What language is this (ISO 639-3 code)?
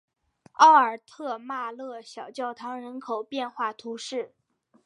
zho